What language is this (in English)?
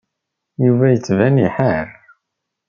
Kabyle